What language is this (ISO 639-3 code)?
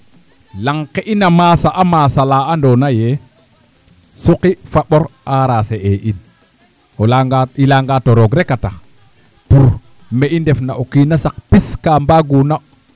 srr